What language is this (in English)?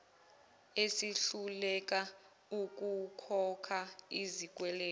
Zulu